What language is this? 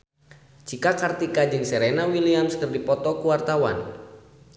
Sundanese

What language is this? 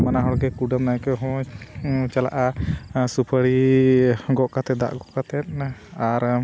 Santali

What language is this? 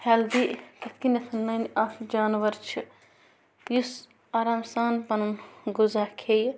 Kashmiri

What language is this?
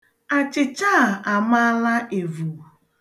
Igbo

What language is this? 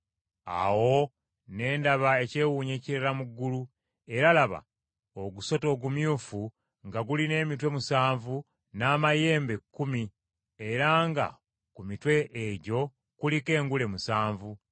Ganda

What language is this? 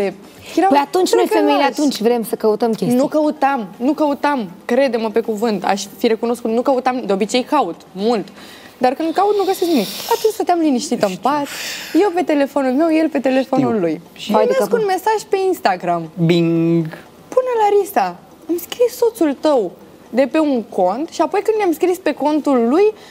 Romanian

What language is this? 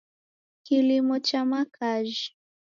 Taita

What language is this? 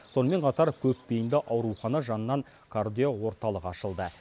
Kazakh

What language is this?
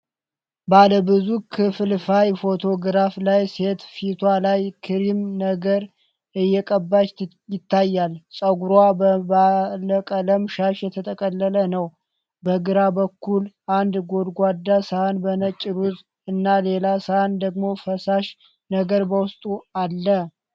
Amharic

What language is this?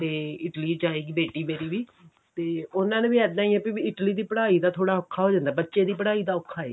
Punjabi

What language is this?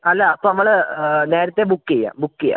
Malayalam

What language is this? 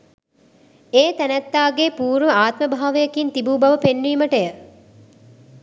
Sinhala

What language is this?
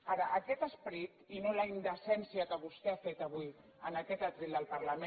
Catalan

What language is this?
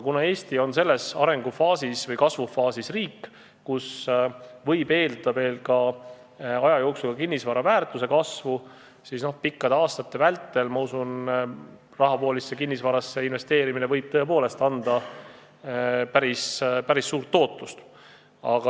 Estonian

